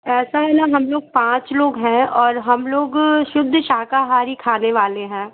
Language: Hindi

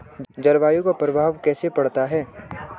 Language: Hindi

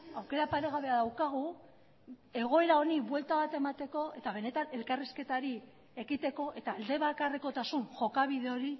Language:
Basque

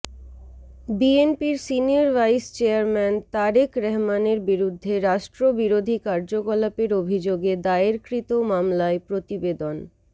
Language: Bangla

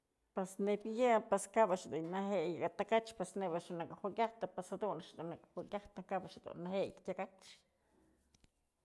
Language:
Mazatlán Mixe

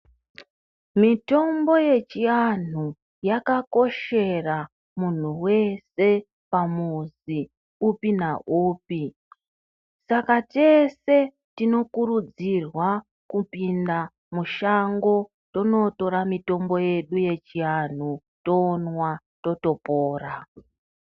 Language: Ndau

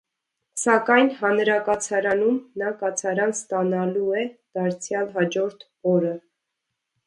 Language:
Armenian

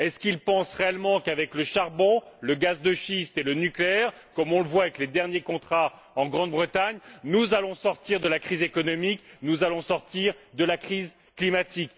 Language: French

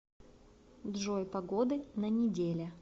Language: Russian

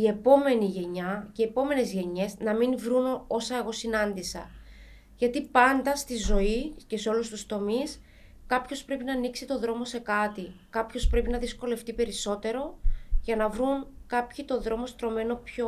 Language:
Greek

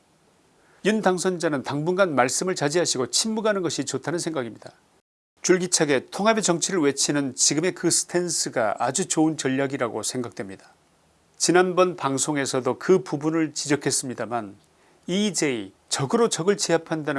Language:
Korean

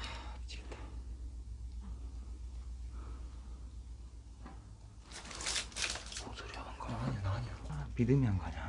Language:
Korean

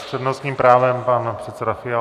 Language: Czech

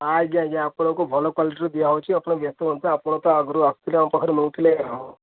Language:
Odia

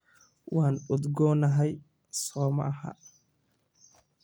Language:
Somali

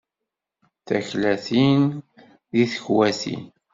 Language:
Kabyle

